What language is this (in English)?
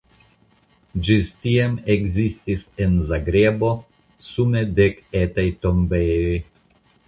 Esperanto